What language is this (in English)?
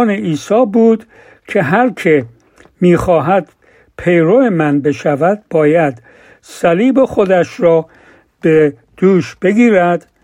Persian